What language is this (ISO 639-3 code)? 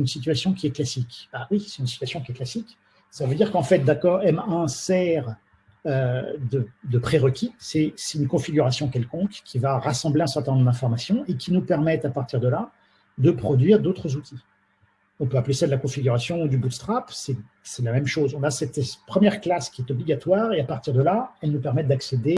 fra